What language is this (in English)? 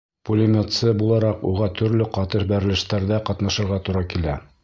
Bashkir